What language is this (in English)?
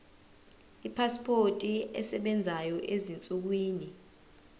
Zulu